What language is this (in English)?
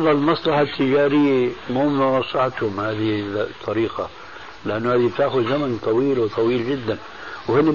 Arabic